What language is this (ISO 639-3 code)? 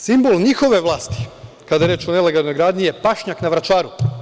srp